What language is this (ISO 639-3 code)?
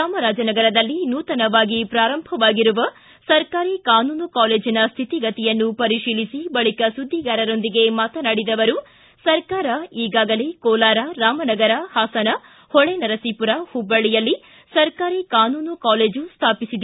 kan